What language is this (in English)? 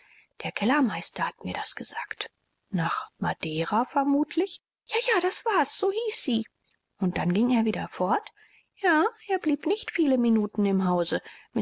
German